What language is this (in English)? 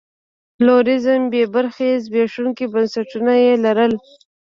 Pashto